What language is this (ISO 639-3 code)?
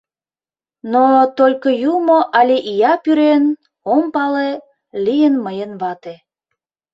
chm